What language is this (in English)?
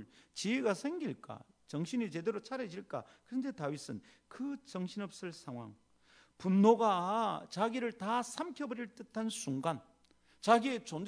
Korean